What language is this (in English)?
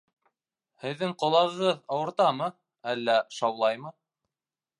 Bashkir